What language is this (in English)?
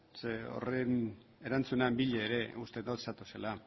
Basque